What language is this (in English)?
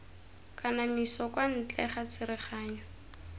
Tswana